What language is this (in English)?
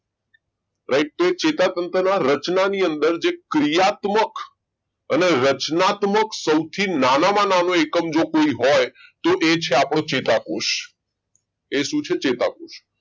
Gujarati